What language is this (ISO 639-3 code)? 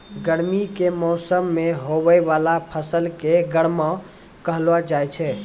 mai